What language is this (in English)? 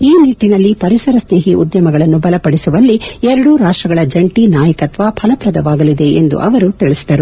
Kannada